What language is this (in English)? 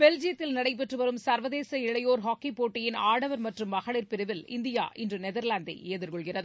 Tamil